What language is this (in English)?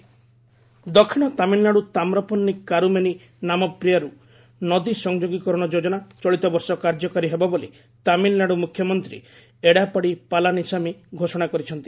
Odia